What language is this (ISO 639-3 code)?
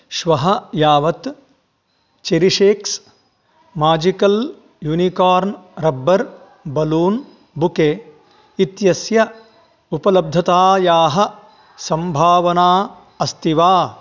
san